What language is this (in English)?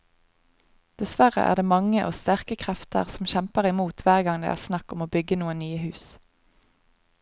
Norwegian